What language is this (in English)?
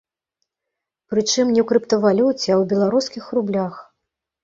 Belarusian